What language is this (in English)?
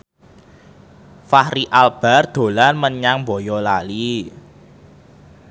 Javanese